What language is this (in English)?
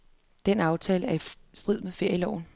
Danish